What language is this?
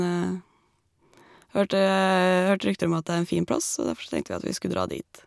Norwegian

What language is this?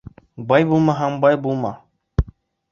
Bashkir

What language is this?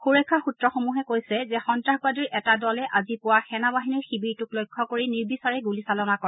Assamese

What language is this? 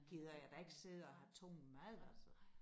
Danish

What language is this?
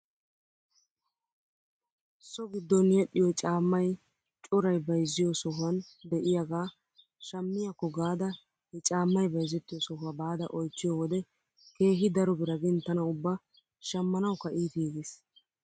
Wolaytta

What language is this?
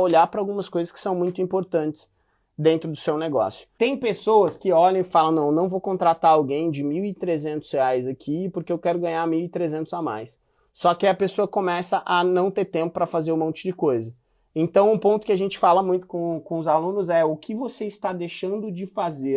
Portuguese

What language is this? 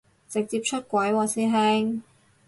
Cantonese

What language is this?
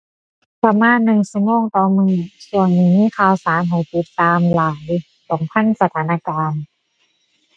Thai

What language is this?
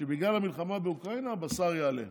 Hebrew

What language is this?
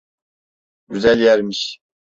Turkish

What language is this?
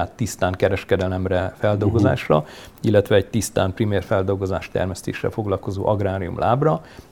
Hungarian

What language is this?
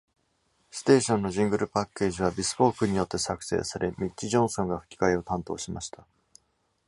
Japanese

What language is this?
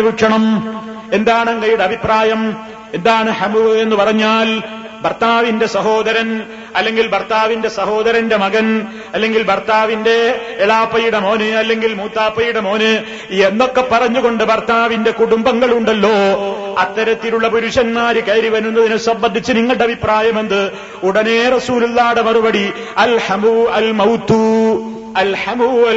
Malayalam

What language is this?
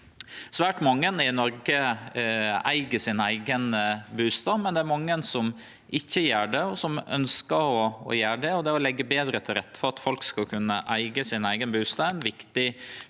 Norwegian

